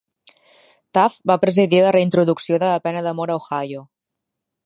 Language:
Catalan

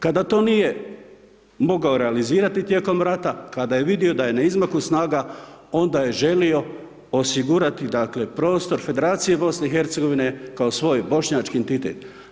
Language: Croatian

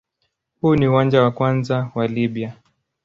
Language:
Swahili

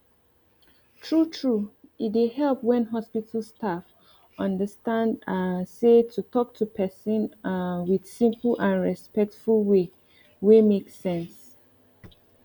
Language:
Nigerian Pidgin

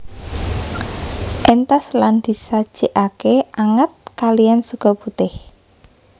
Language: Javanese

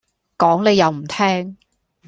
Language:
Cantonese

